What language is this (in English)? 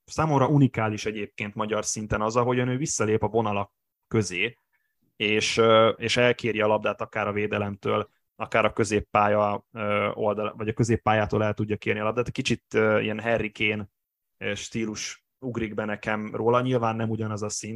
Hungarian